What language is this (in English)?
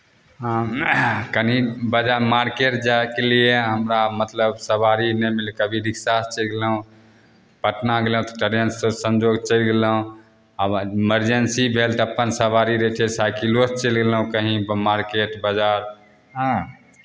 Maithili